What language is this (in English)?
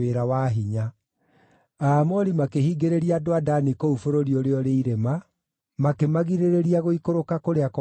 Kikuyu